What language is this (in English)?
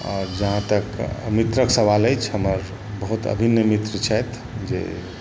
Maithili